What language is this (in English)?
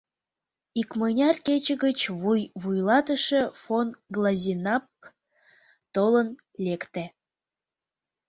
Mari